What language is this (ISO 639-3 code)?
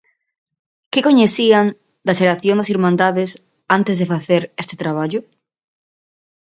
glg